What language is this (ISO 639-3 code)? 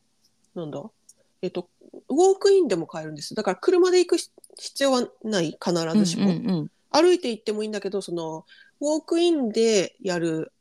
jpn